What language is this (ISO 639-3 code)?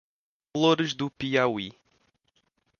por